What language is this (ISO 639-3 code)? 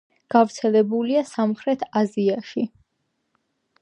kat